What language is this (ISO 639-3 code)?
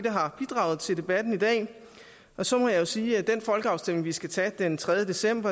dan